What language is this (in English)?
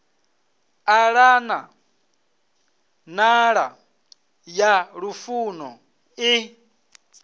Venda